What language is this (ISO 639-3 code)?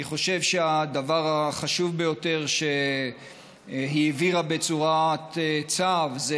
heb